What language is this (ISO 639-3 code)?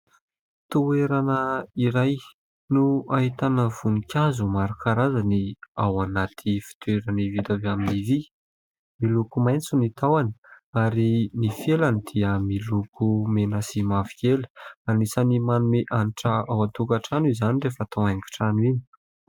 mlg